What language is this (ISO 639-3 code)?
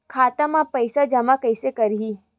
hne